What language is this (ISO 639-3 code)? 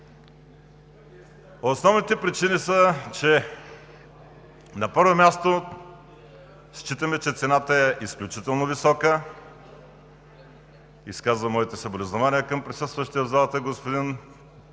bul